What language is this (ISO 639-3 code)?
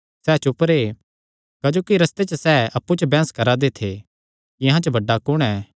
xnr